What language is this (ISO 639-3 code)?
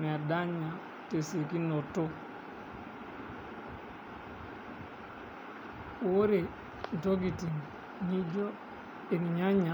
mas